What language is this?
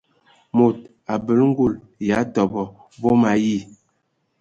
Ewondo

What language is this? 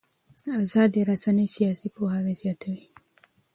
Pashto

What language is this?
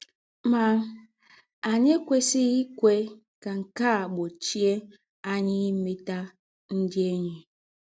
Igbo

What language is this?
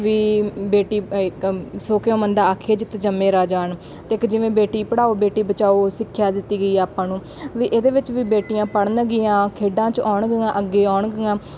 Punjabi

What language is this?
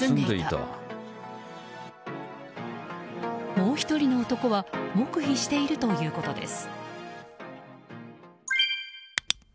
Japanese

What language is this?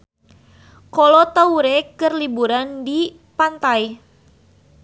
Sundanese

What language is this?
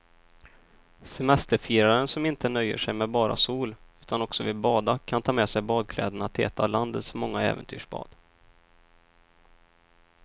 Swedish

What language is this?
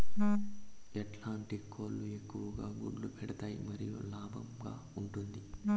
Telugu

